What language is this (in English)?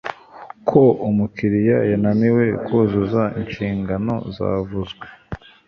Kinyarwanda